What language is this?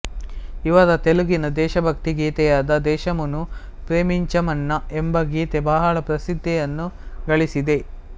Kannada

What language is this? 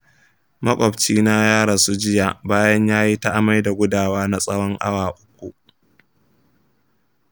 Hausa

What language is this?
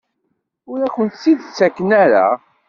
Kabyle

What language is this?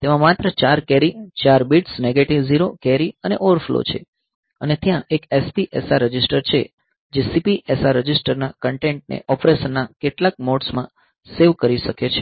Gujarati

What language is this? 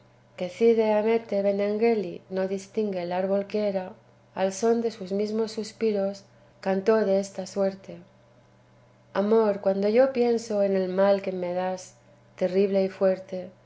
Spanish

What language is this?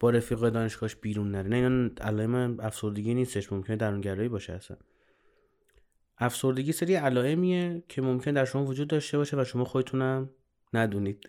Persian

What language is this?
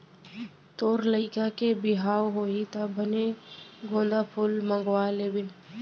Chhattisgarhi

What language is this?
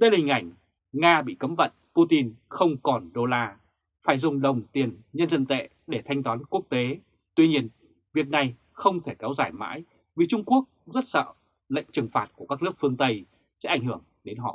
Vietnamese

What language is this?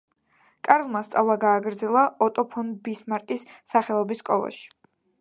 Georgian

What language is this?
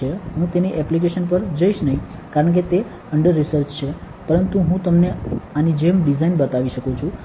Gujarati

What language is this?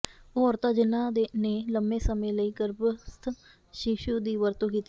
Punjabi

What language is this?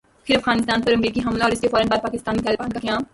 Urdu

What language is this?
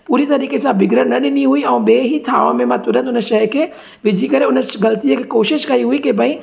Sindhi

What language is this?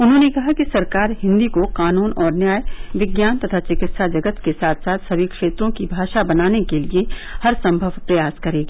Hindi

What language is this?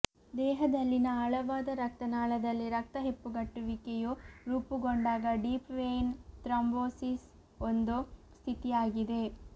Kannada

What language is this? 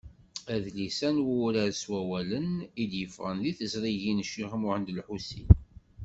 Kabyle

